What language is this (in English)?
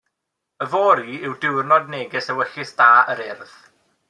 Welsh